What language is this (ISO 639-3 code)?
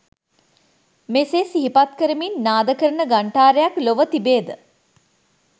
sin